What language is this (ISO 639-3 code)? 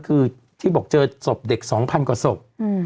tha